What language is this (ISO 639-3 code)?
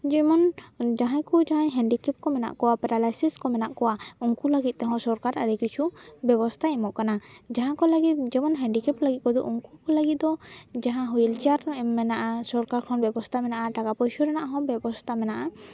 sat